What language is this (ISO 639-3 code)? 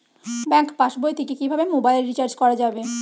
ben